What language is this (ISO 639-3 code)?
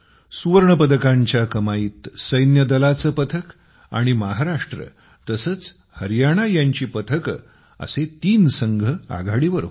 mar